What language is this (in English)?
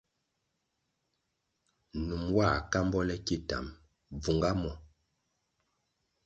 Kwasio